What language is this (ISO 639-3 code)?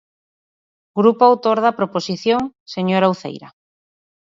glg